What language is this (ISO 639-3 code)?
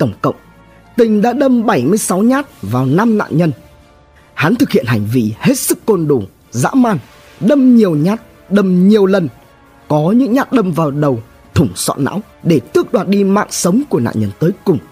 vie